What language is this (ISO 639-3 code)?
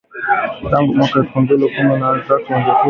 swa